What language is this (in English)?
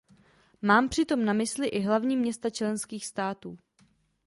Czech